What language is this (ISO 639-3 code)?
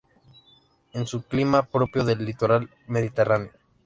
spa